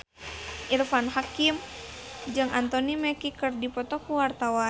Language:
Sundanese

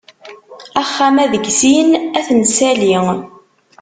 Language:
Kabyle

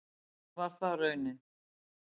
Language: Icelandic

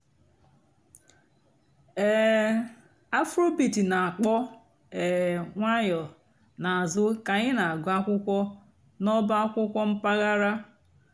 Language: Igbo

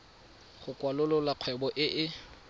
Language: Tswana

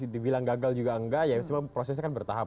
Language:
Indonesian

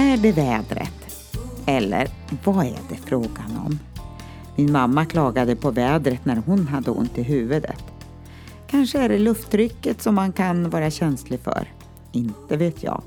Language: Swedish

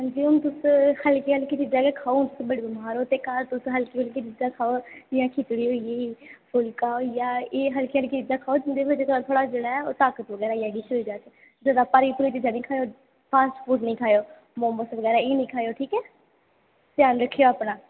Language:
Dogri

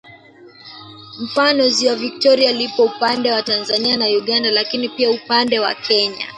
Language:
Swahili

